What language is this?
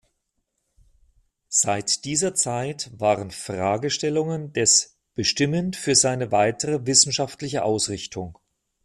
German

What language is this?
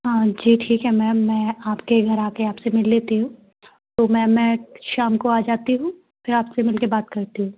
Hindi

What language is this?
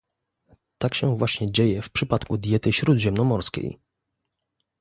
Polish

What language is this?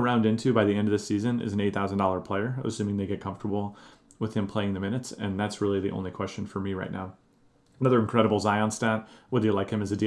English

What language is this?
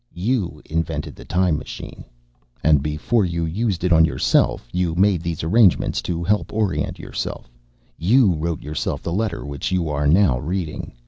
English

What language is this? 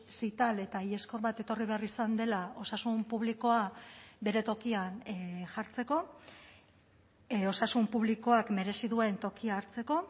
Basque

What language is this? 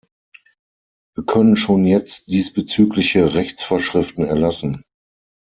German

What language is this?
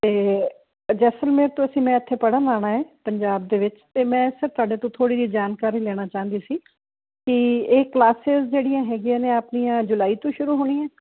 Punjabi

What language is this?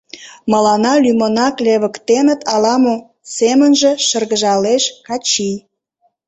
Mari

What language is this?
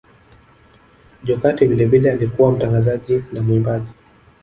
Swahili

